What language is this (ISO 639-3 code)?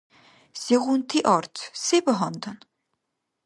dar